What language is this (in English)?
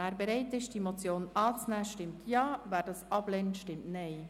Swiss German